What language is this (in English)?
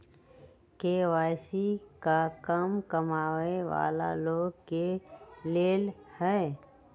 Magahi